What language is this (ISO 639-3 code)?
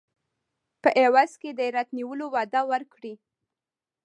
pus